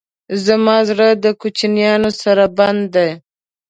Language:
Pashto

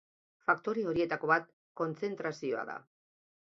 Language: Basque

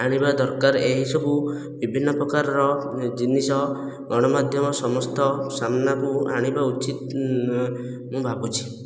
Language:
Odia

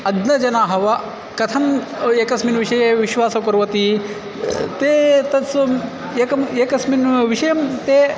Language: Sanskrit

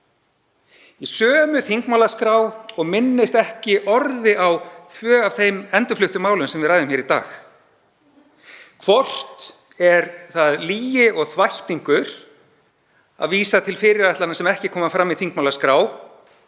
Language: Icelandic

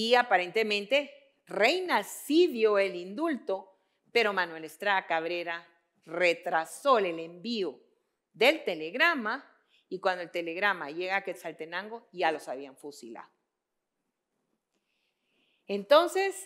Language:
Spanish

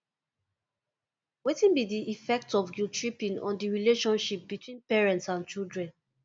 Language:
Nigerian Pidgin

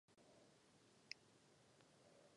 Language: Czech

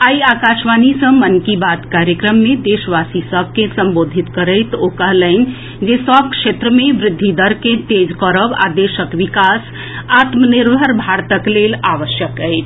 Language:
Maithili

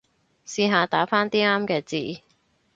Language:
Cantonese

